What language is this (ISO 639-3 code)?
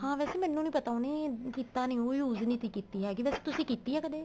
pan